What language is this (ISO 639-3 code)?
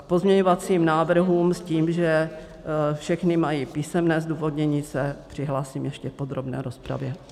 ces